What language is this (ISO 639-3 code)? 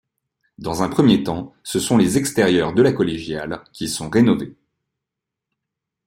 fra